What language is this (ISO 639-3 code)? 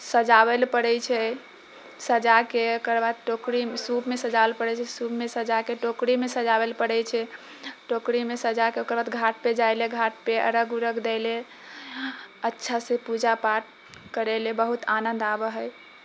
mai